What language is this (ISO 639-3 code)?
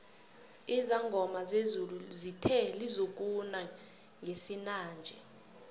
nbl